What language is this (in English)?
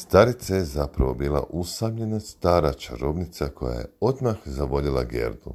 Croatian